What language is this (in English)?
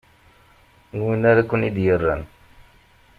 Kabyle